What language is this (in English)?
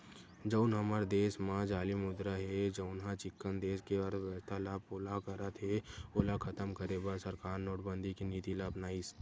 Chhattisgarhi